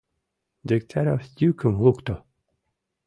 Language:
Mari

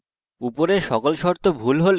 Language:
Bangla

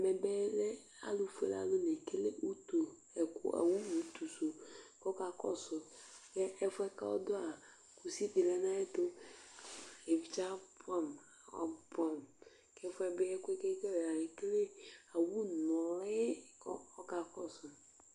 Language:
Ikposo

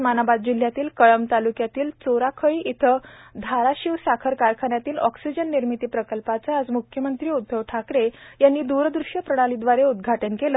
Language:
Marathi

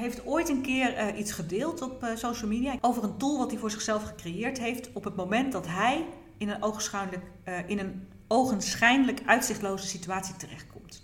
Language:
Dutch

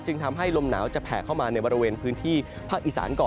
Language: Thai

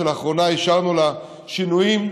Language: Hebrew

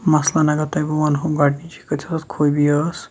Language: Kashmiri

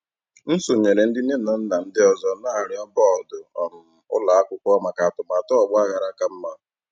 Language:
Igbo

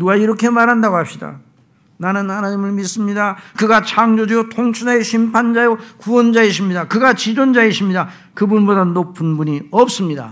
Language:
Korean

